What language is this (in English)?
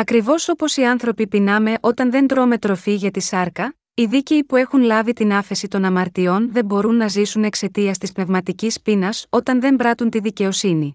Greek